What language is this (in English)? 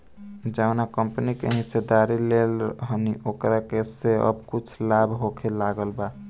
Bhojpuri